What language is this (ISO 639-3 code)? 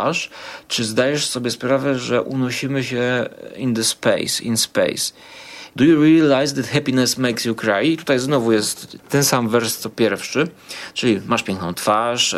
pol